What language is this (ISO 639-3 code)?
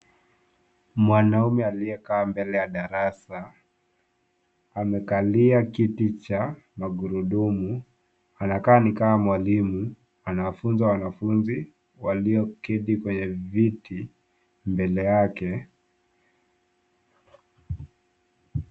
swa